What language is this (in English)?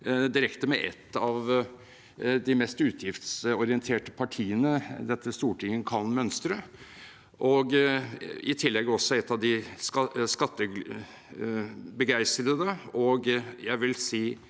Norwegian